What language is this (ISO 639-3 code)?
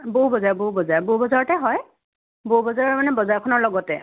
asm